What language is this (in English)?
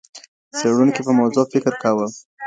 Pashto